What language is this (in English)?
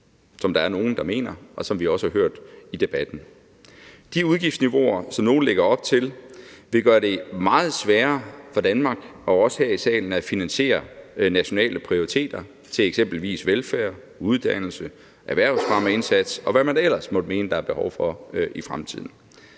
Danish